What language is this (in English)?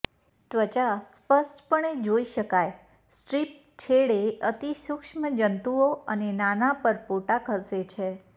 Gujarati